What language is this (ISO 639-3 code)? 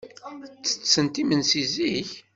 kab